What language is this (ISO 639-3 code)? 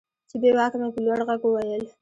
pus